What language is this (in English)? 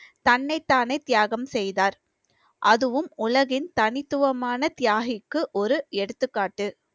Tamil